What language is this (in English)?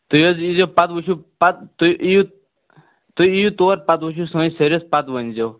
Kashmiri